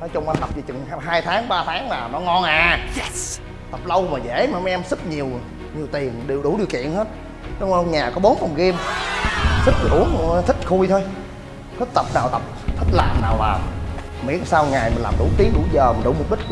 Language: Vietnamese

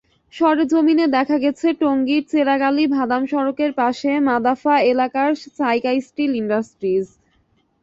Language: Bangla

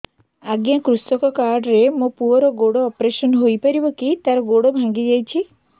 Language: Odia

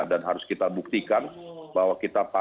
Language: Indonesian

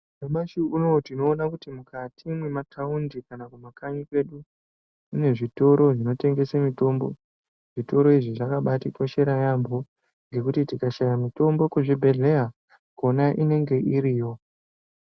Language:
Ndau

